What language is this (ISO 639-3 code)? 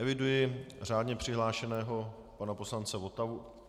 ces